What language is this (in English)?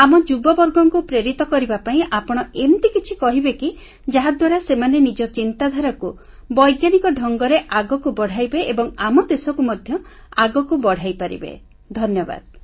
Odia